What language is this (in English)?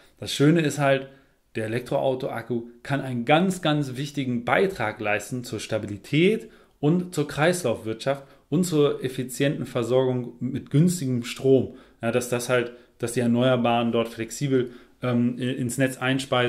German